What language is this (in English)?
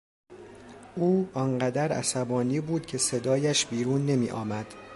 Persian